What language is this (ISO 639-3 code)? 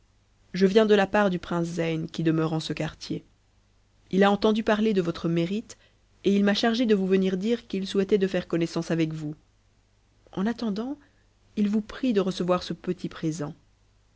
fra